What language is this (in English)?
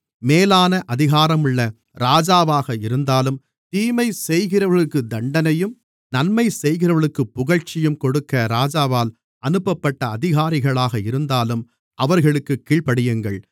Tamil